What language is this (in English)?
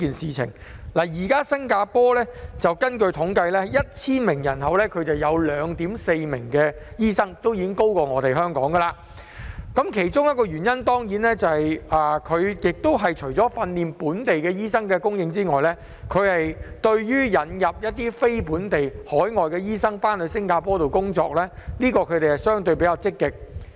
Cantonese